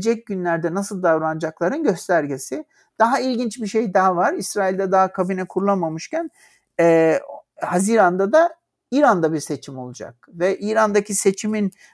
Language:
Turkish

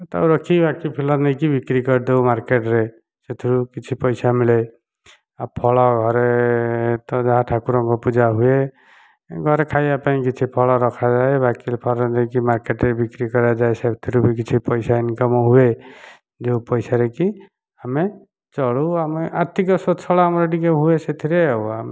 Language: Odia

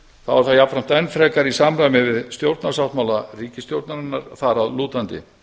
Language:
Icelandic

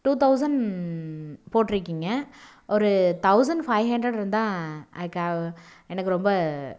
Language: Tamil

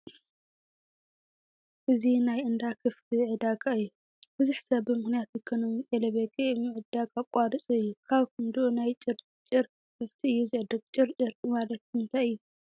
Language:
Tigrinya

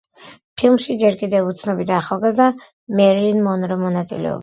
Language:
Georgian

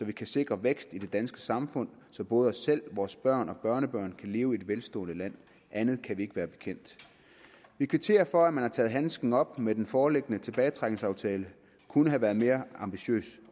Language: Danish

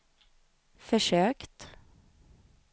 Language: Swedish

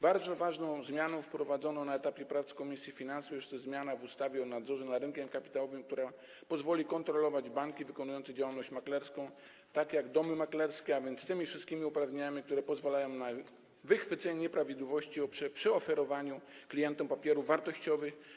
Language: Polish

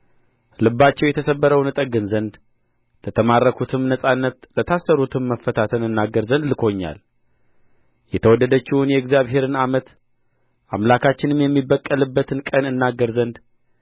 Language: Amharic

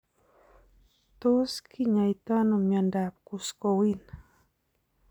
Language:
Kalenjin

